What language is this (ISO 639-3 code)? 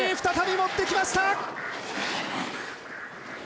jpn